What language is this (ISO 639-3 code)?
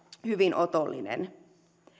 fin